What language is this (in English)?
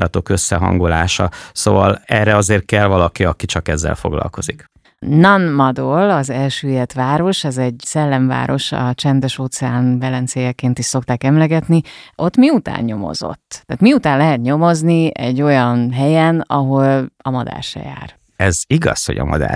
Hungarian